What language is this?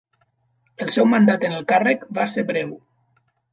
Catalan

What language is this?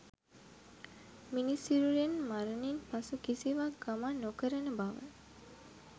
Sinhala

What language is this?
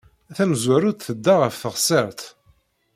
Kabyle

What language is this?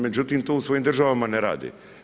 Croatian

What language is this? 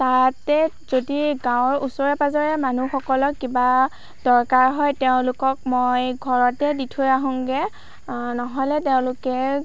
Assamese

